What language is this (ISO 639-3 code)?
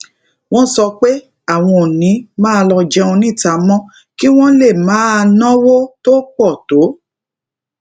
yor